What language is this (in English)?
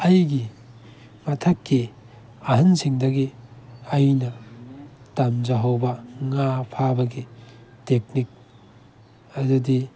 Manipuri